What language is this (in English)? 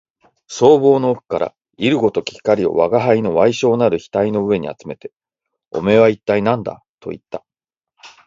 Japanese